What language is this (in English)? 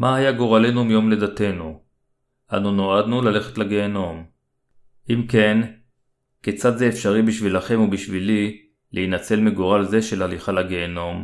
Hebrew